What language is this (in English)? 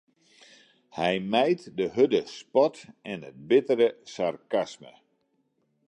Western Frisian